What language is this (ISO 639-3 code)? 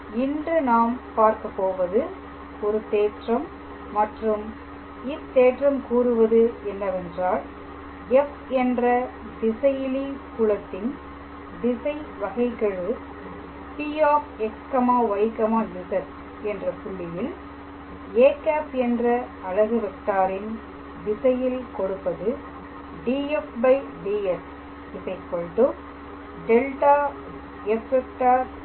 tam